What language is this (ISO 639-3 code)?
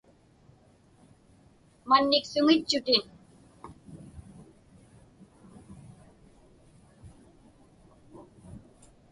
ipk